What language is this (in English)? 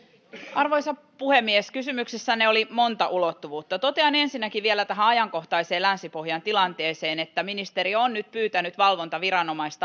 Finnish